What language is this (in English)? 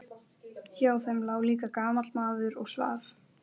Icelandic